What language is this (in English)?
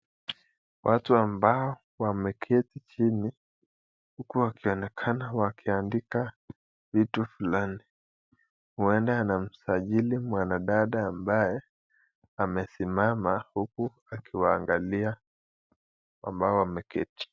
Swahili